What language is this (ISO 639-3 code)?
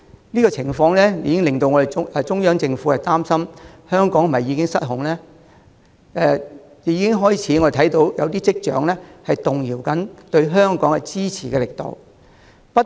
yue